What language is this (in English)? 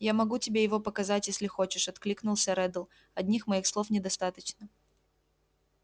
Russian